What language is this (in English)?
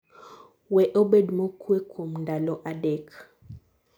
Luo (Kenya and Tanzania)